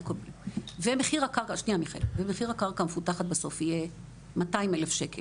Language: Hebrew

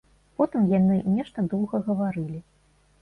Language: Belarusian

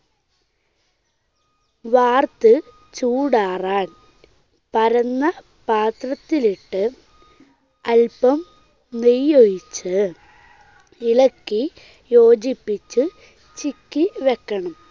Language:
Malayalam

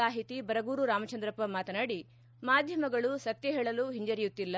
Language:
Kannada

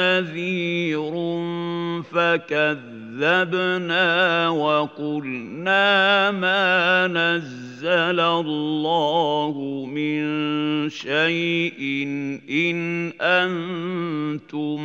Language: Arabic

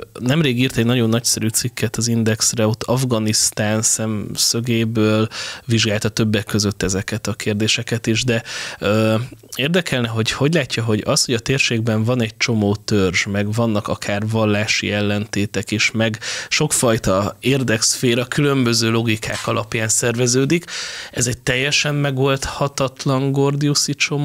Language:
Hungarian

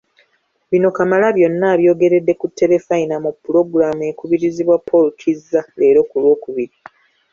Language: Ganda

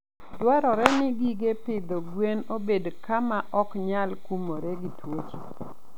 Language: Luo (Kenya and Tanzania)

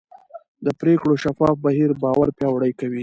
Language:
Pashto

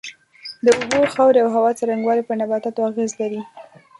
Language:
Pashto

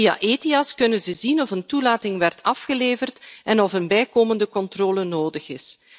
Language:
Dutch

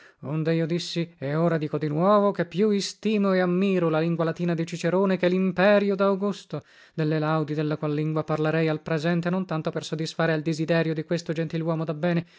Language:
Italian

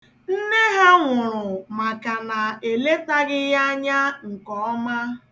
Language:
Igbo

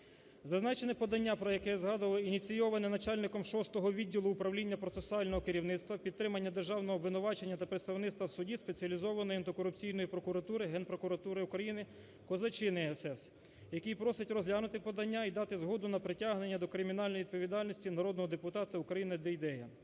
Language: Ukrainian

